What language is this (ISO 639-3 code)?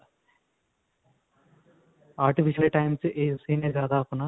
pan